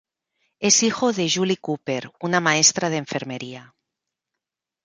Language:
Spanish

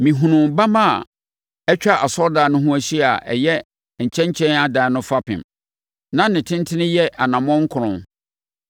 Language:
Akan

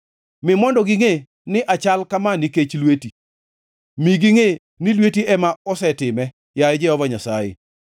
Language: Luo (Kenya and Tanzania)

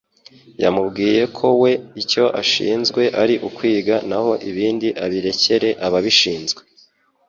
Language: Kinyarwanda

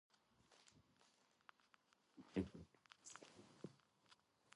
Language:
Georgian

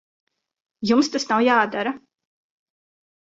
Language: Latvian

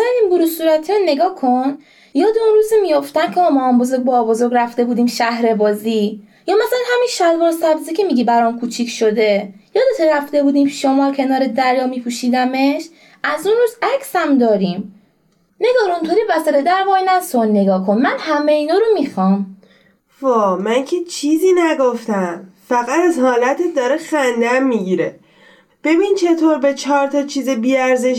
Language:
Persian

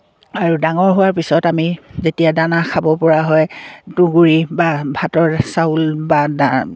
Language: Assamese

